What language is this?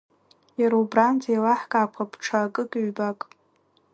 Abkhazian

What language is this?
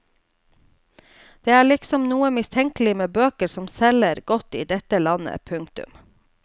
Norwegian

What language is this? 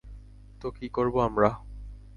Bangla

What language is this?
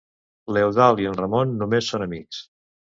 Catalan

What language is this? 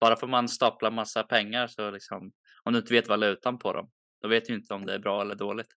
Swedish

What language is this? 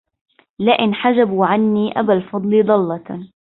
Arabic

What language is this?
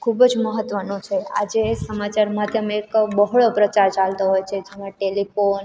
Gujarati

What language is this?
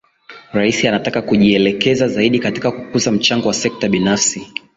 Swahili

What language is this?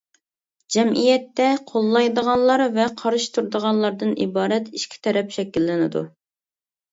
Uyghur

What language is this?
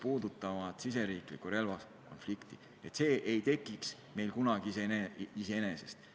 Estonian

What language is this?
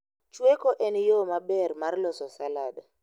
Luo (Kenya and Tanzania)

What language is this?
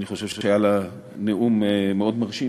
Hebrew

